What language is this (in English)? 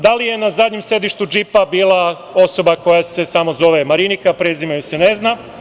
Serbian